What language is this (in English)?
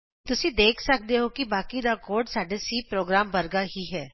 Punjabi